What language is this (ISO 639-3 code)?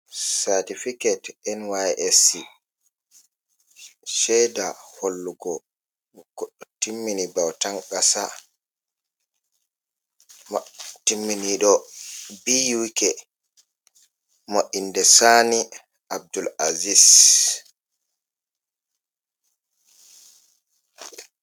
ful